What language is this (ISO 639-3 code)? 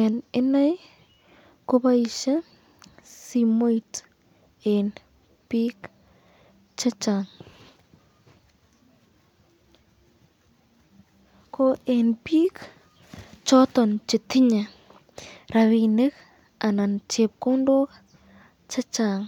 kln